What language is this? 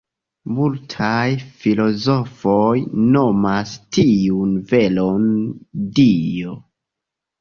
Esperanto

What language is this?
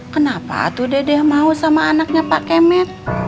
Indonesian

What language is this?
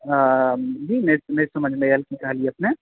Maithili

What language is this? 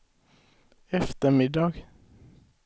Swedish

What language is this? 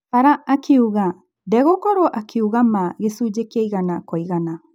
Kikuyu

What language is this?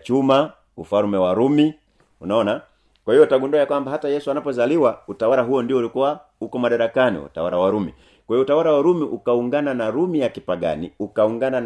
Swahili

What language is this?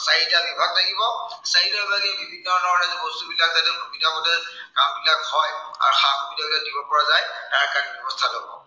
Assamese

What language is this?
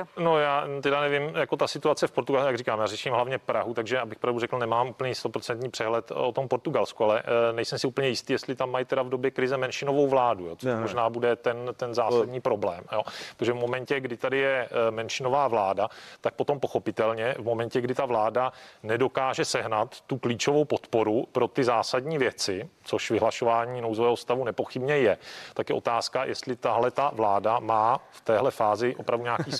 Czech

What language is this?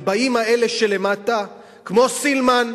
Hebrew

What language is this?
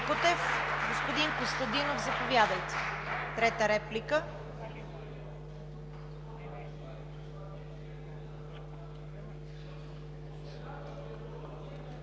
Bulgarian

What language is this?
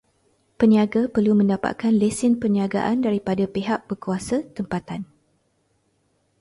Malay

